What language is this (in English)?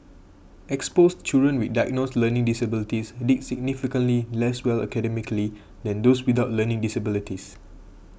English